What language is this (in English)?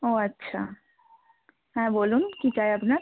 Bangla